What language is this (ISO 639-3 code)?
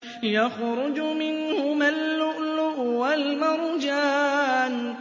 ara